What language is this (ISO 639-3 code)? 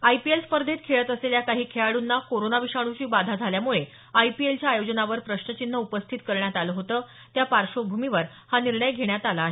mar